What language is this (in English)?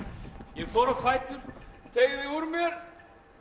Icelandic